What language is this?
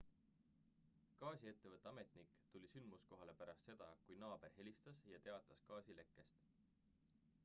Estonian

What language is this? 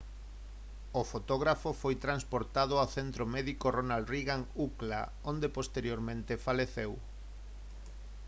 Galician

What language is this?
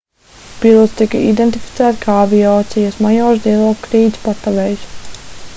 Latvian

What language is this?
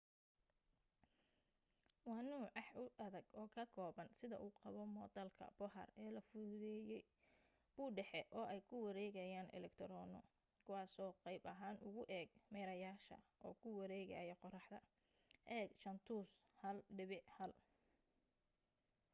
Somali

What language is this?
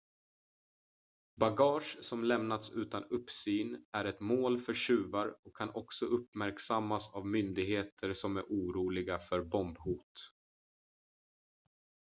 Swedish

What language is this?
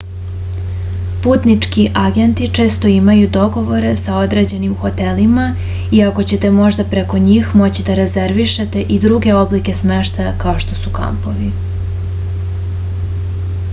Serbian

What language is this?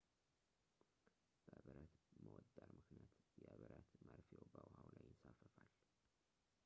Amharic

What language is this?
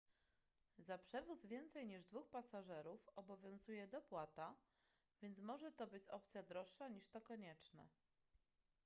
Polish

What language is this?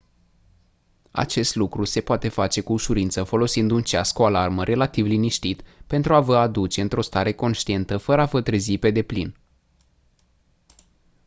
Romanian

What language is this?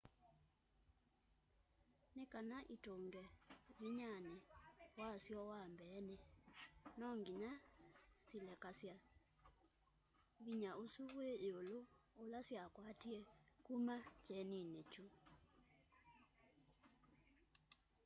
Kamba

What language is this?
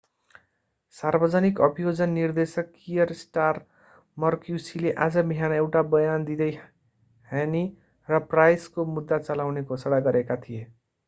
Nepali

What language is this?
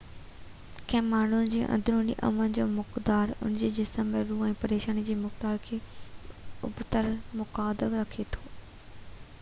Sindhi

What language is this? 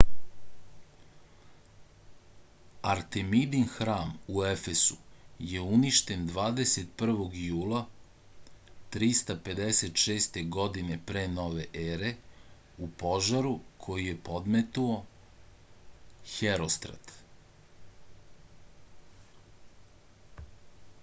Serbian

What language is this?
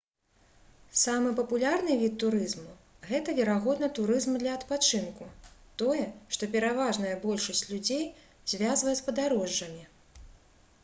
Belarusian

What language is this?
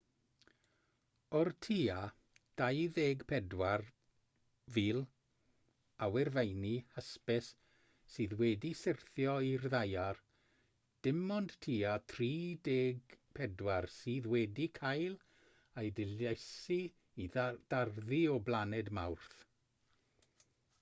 Welsh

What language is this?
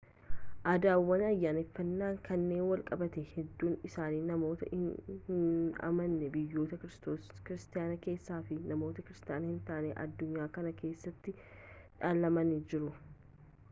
Oromo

